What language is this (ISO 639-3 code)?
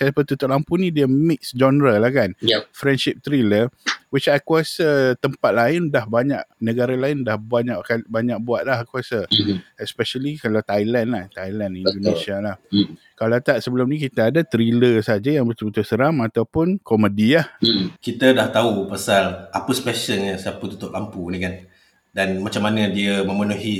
msa